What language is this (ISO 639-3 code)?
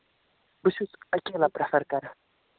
kas